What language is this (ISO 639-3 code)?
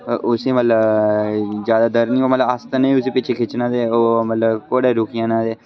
doi